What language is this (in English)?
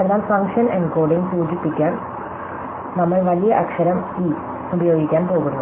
Malayalam